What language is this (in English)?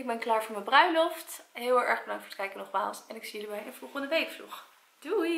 Dutch